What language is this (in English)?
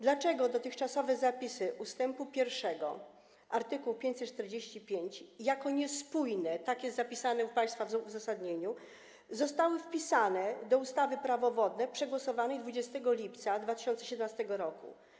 Polish